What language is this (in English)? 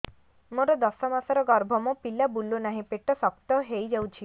Odia